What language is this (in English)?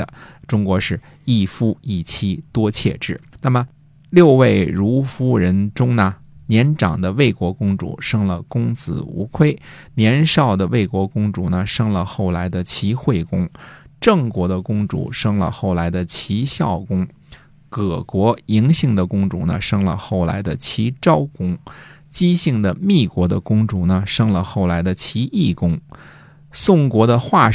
Chinese